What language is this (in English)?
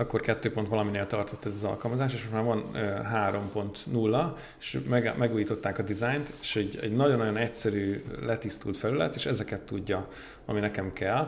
Hungarian